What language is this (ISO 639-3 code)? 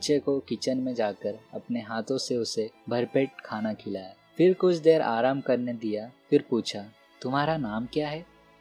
hin